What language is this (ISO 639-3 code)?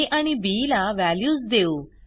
mar